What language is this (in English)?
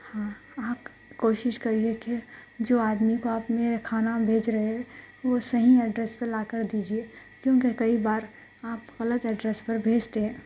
Urdu